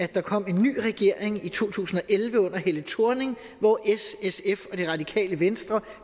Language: Danish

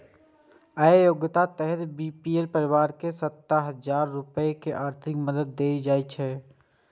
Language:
Maithili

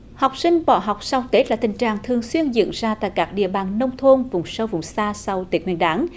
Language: Vietnamese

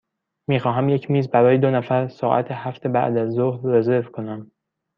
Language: Persian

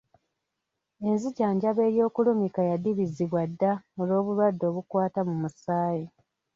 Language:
Ganda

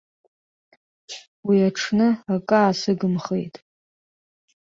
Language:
Abkhazian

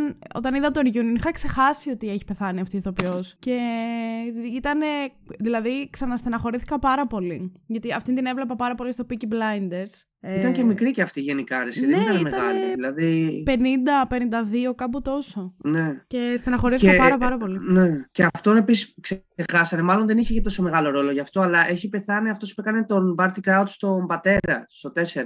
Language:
Greek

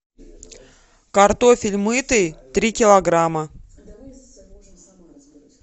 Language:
Russian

